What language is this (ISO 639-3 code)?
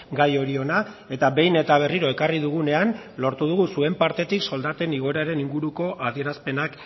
eus